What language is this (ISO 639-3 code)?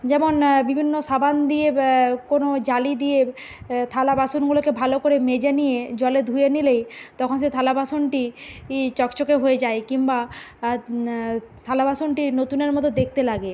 ben